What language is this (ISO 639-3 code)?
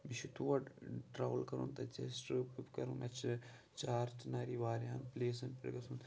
kas